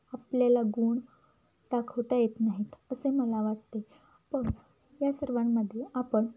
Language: Marathi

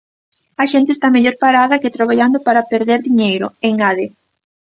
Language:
Galician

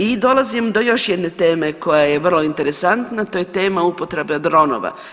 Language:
Croatian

